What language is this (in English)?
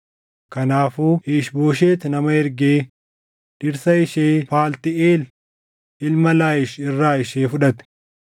Oromo